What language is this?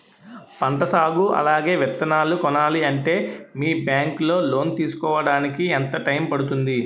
Telugu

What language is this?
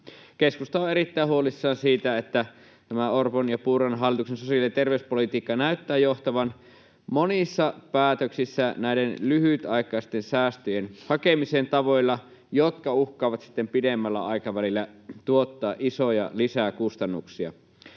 Finnish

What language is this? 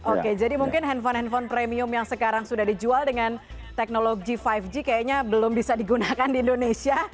Indonesian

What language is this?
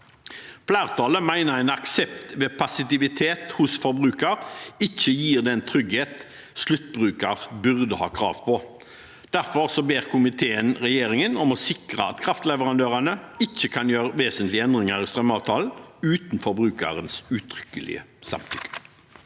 Norwegian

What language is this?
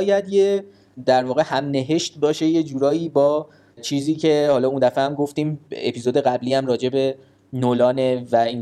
Persian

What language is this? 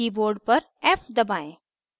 Hindi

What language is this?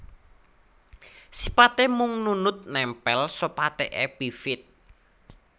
Javanese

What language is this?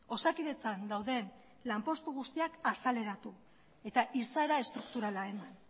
Basque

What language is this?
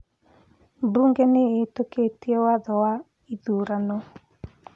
Kikuyu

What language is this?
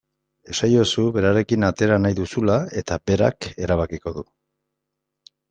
Basque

